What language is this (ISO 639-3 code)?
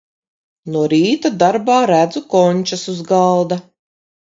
lav